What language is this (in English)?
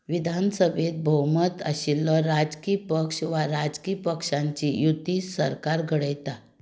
Konkani